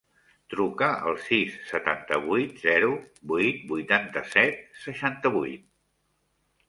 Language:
Catalan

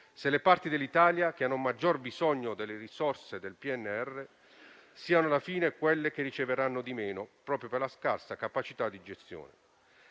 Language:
Italian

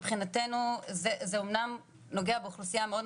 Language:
Hebrew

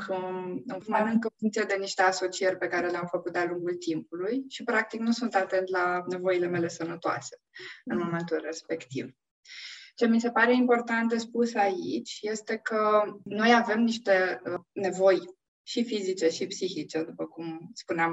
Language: Romanian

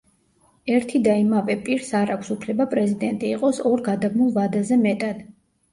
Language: Georgian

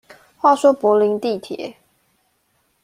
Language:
Chinese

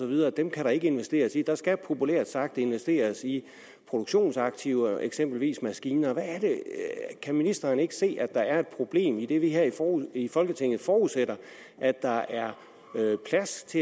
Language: Danish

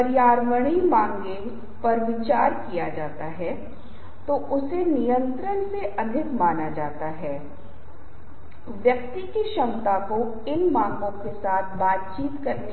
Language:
Hindi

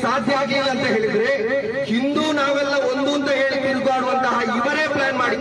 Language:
Hindi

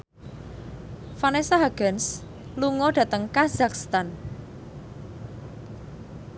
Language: Javanese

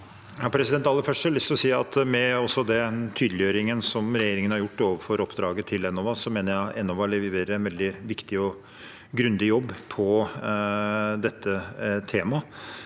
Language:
Norwegian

